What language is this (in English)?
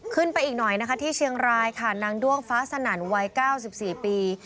Thai